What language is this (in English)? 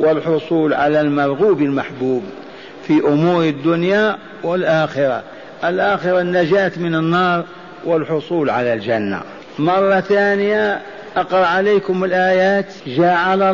Arabic